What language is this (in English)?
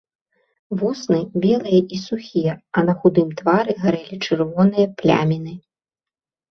Belarusian